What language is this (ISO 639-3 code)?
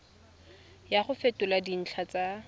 tsn